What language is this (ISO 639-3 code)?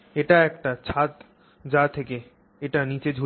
ben